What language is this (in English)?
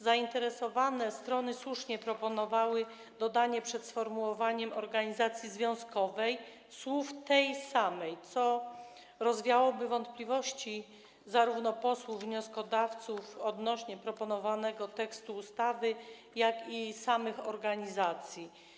Polish